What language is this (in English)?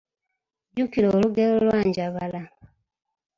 Ganda